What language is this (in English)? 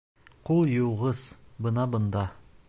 Bashkir